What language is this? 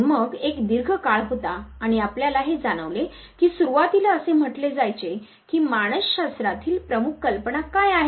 Marathi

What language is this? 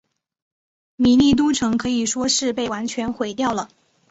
Chinese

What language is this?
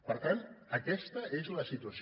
Catalan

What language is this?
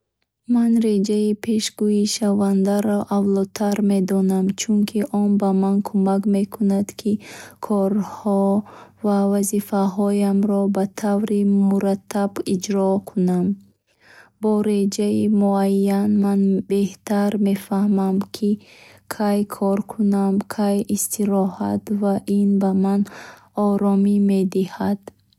Bukharic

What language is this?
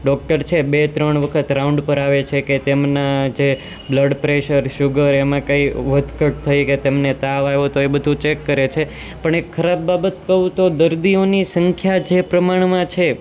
Gujarati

